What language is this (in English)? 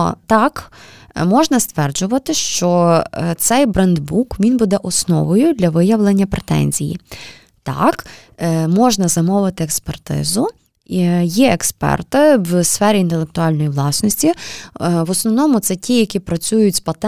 Ukrainian